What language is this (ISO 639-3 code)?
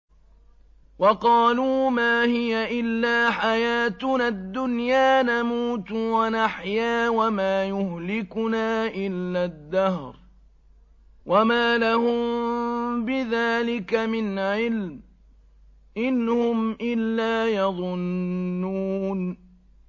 ara